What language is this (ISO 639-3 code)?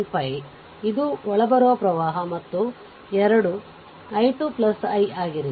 kan